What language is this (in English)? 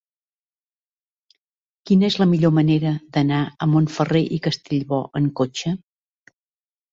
Catalan